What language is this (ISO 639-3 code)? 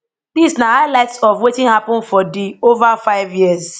pcm